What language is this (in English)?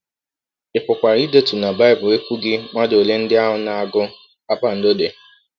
Igbo